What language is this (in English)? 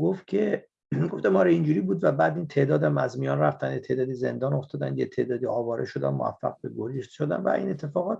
Persian